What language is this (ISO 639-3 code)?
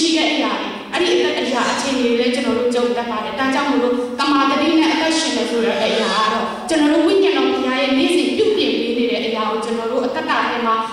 ron